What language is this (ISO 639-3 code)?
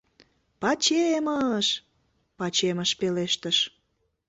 chm